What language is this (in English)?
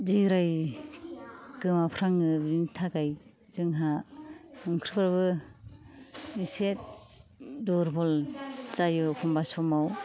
Bodo